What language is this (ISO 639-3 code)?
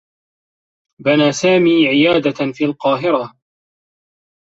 ara